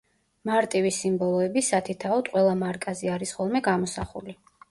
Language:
Georgian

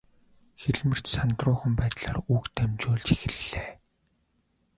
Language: Mongolian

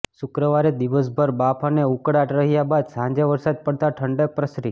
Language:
Gujarati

